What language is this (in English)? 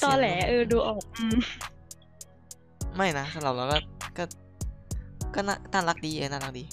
Thai